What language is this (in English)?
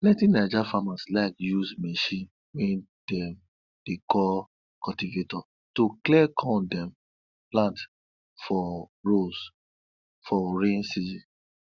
Nigerian Pidgin